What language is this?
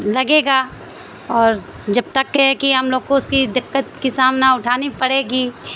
Urdu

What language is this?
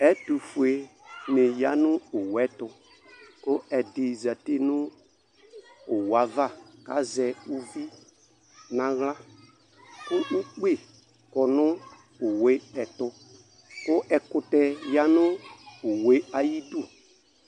Ikposo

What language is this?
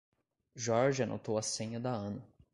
Portuguese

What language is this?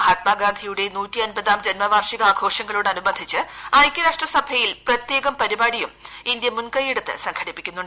Malayalam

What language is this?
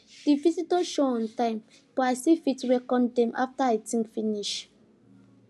Nigerian Pidgin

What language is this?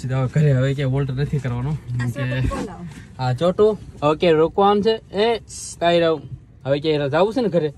Gujarati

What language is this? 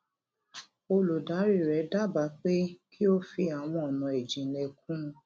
Yoruba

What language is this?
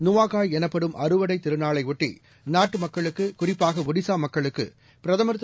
Tamil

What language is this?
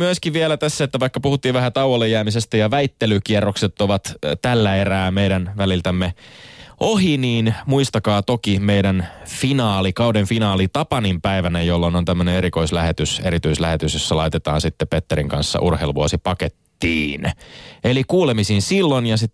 Finnish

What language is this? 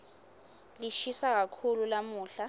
Swati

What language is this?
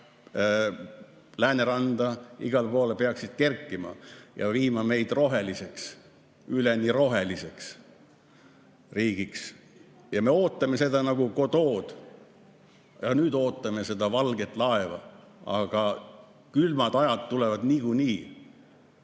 Estonian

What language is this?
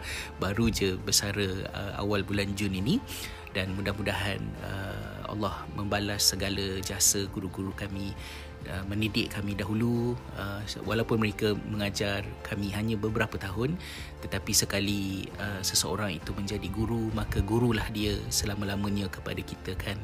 Malay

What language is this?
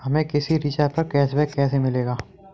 Hindi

